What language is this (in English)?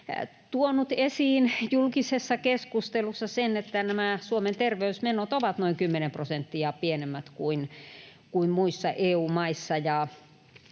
Finnish